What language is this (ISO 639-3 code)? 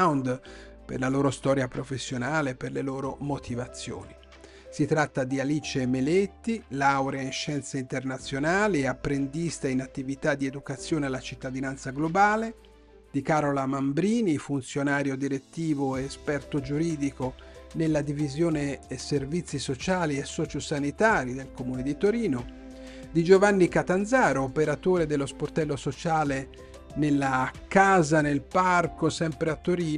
ita